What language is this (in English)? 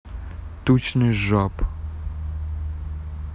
Russian